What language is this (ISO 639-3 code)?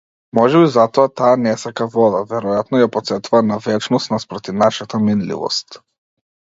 mkd